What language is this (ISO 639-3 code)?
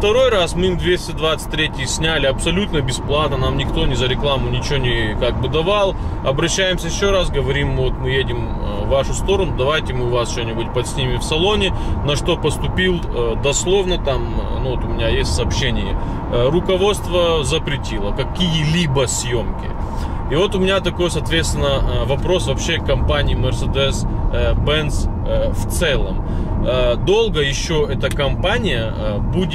rus